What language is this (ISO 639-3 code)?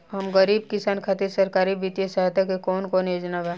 bho